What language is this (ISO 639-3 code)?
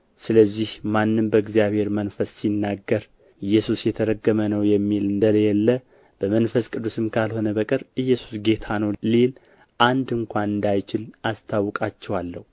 amh